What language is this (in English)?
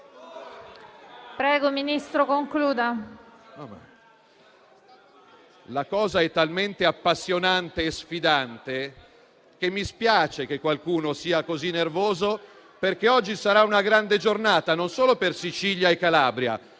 Italian